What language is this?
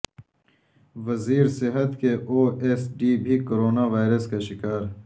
Urdu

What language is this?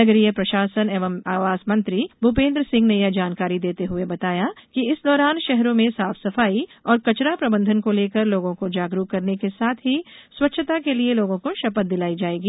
Hindi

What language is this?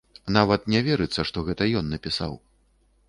Belarusian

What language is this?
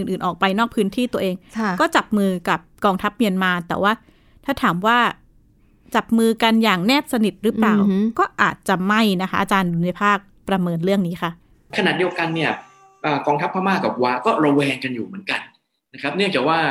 Thai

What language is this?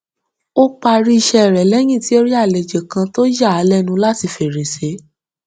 Yoruba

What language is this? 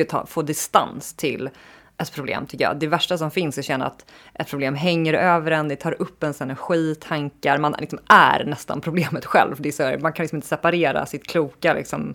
Swedish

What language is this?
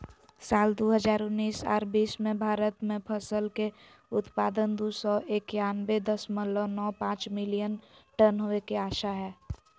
Magahi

